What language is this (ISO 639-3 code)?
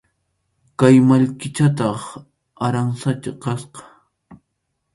qxu